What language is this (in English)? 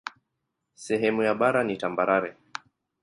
Swahili